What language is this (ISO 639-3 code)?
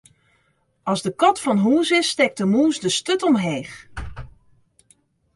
fry